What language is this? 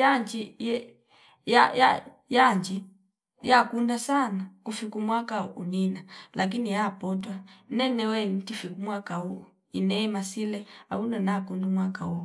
Fipa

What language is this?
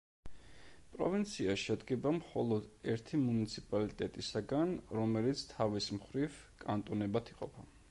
Georgian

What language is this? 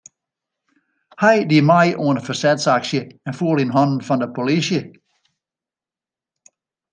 Western Frisian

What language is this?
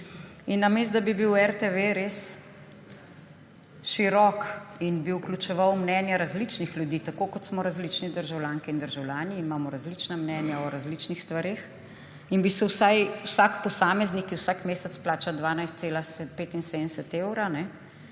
Slovenian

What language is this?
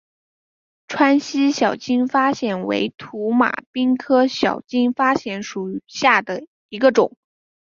Chinese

